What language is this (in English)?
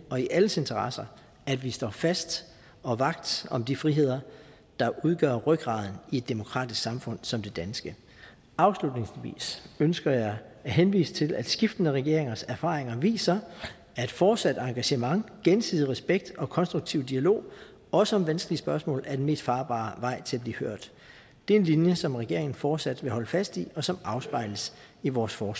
Danish